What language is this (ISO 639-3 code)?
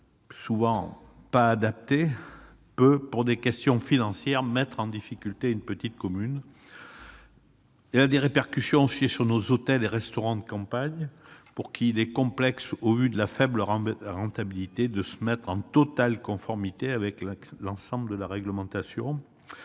fra